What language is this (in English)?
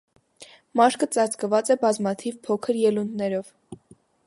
Armenian